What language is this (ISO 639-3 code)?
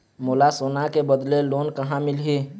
hne